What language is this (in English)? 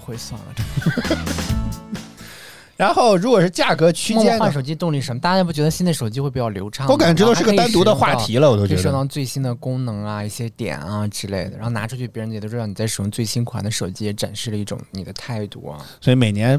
Chinese